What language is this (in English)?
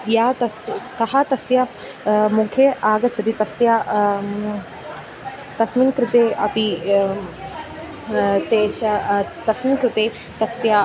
Sanskrit